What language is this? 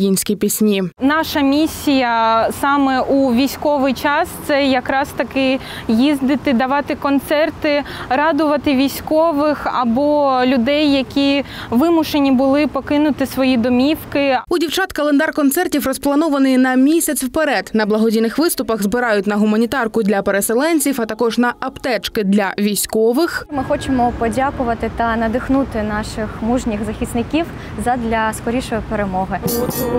Ukrainian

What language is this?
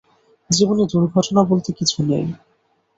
Bangla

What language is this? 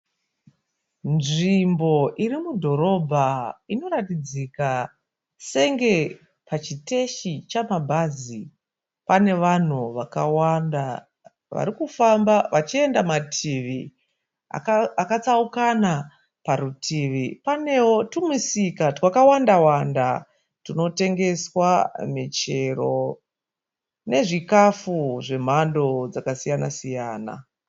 Shona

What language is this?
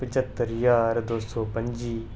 Dogri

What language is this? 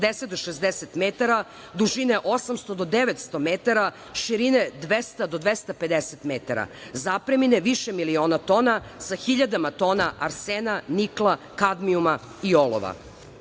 Serbian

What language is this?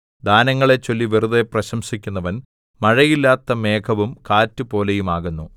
Malayalam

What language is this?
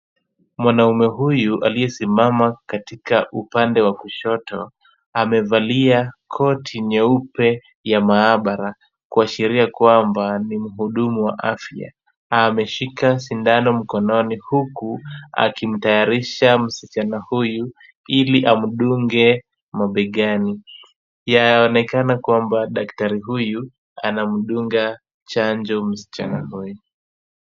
Swahili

